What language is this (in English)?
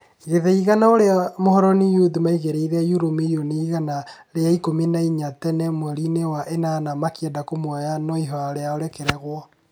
Kikuyu